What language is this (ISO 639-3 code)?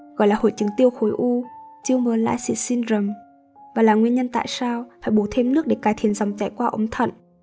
vie